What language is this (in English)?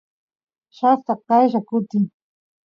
Santiago del Estero Quichua